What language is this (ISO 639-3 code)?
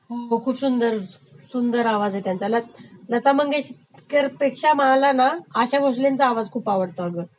mar